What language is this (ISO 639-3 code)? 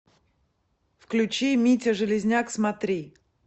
rus